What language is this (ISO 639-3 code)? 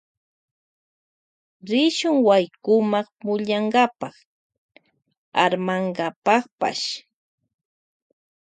qvj